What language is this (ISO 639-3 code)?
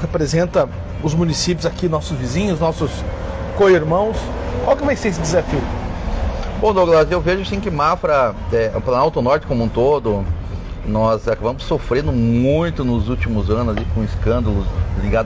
por